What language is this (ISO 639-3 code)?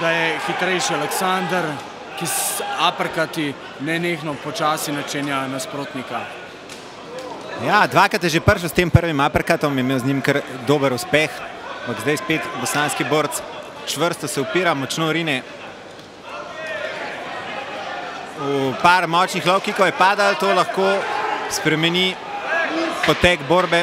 ita